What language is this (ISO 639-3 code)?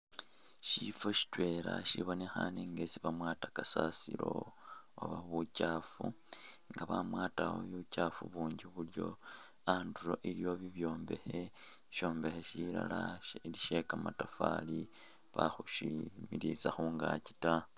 myx